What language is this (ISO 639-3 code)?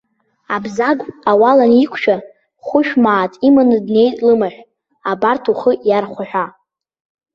abk